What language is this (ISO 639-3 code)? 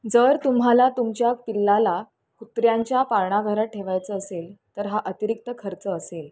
mar